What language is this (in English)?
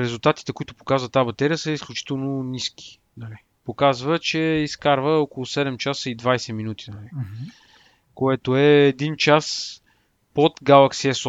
Bulgarian